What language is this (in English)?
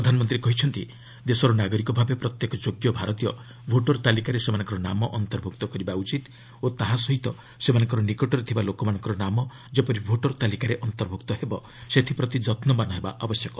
Odia